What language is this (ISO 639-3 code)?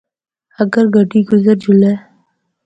hno